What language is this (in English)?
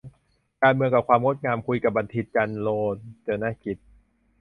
Thai